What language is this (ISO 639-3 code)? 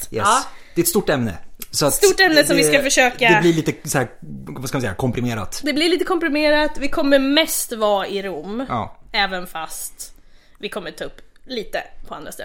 swe